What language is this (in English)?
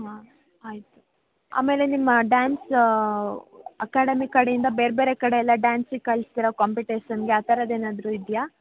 Kannada